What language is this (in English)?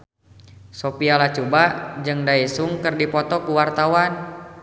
Sundanese